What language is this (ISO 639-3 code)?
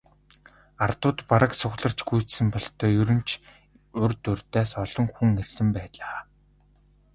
mon